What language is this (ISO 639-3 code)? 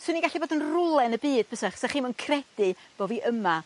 cym